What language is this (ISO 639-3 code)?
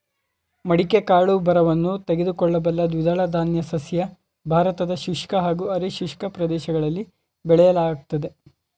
kan